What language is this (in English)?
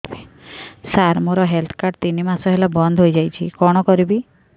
Odia